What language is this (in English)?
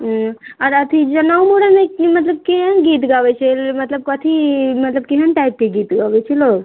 Maithili